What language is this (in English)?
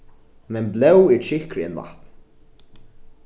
Faroese